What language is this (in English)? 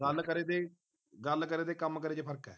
Punjabi